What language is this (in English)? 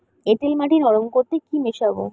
Bangla